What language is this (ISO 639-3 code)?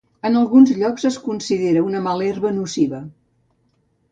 cat